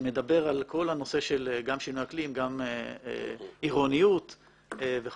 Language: Hebrew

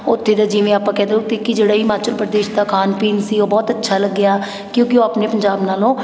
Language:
Punjabi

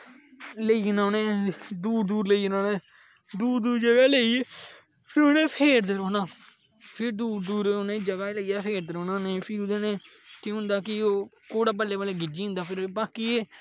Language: Dogri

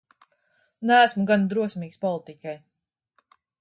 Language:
Latvian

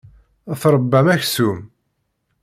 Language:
Kabyle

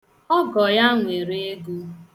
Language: Igbo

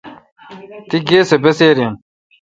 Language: Kalkoti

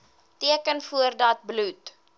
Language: Afrikaans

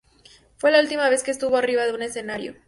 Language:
Spanish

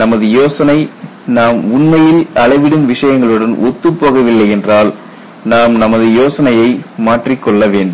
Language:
Tamil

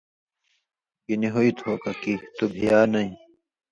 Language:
Indus Kohistani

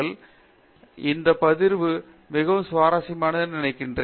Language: Tamil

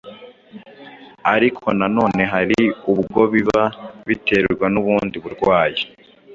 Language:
Kinyarwanda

